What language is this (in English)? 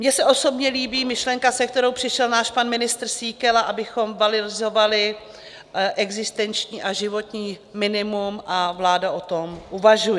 Czech